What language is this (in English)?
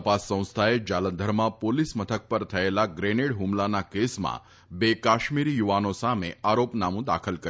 Gujarati